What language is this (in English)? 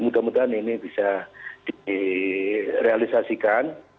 Indonesian